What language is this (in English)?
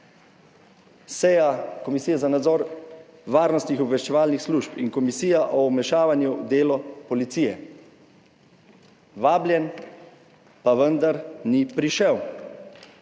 Slovenian